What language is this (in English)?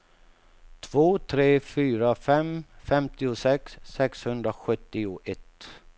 Swedish